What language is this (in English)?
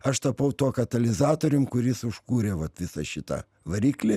Lithuanian